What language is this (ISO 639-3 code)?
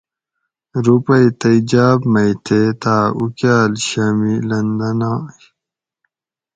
gwc